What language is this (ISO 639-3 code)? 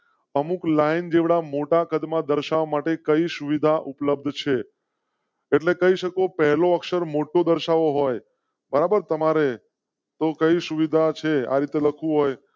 guj